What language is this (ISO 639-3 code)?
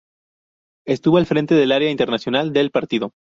spa